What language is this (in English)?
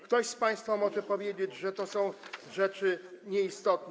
Polish